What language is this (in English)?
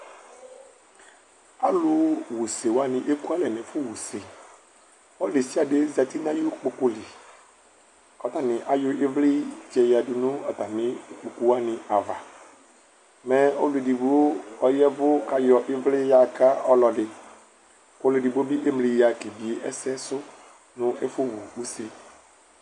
Ikposo